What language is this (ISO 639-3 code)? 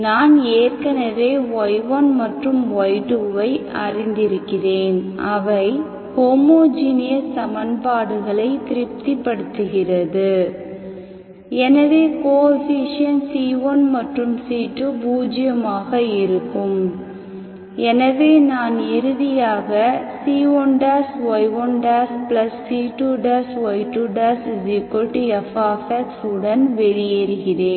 tam